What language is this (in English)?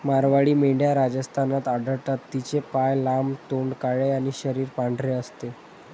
Marathi